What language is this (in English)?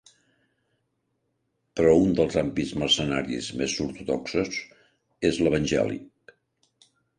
Catalan